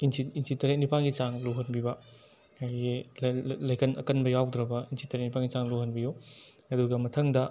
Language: Manipuri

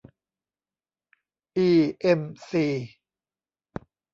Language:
Thai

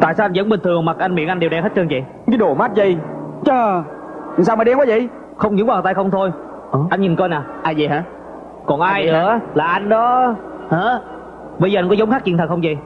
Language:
Vietnamese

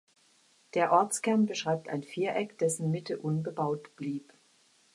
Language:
German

